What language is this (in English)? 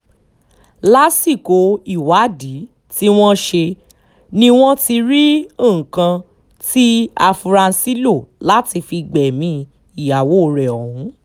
Yoruba